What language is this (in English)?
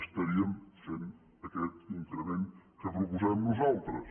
Catalan